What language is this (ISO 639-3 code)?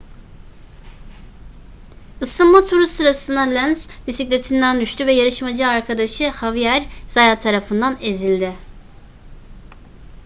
tur